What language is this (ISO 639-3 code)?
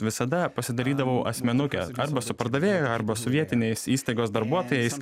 lit